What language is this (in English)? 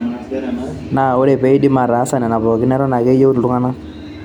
Masai